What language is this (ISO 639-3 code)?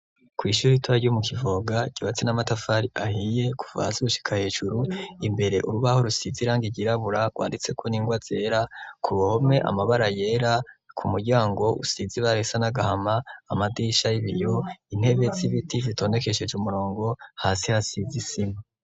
run